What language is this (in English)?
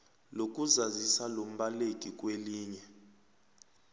South Ndebele